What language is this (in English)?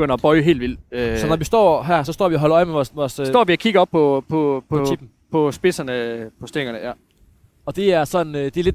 Danish